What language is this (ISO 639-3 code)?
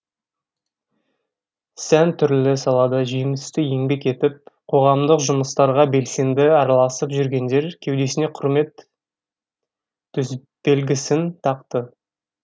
kaz